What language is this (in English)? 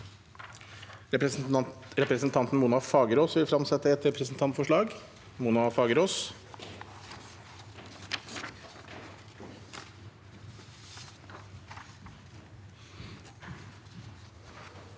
Norwegian